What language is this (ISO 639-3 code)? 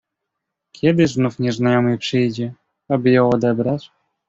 pol